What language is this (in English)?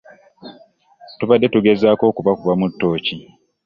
Ganda